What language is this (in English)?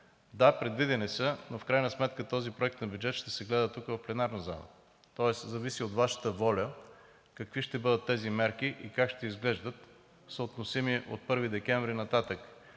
Bulgarian